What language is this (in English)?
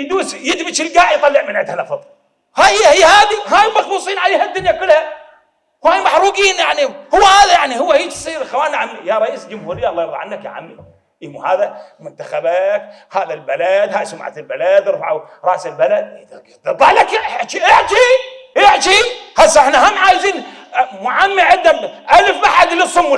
Arabic